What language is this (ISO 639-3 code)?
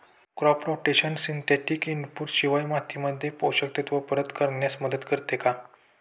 mar